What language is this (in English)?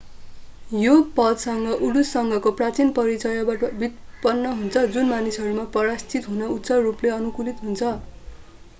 Nepali